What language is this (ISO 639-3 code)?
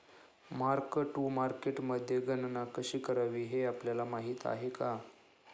mar